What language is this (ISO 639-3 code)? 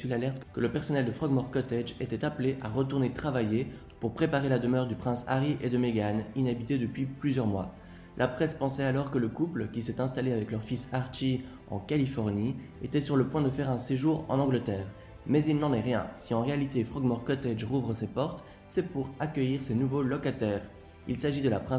fra